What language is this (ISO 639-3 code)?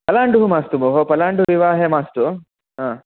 san